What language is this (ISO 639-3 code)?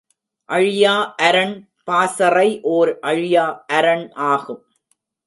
tam